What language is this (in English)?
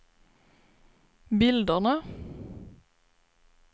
Swedish